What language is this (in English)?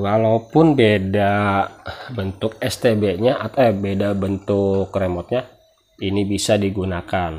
Indonesian